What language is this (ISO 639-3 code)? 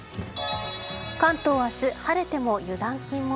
jpn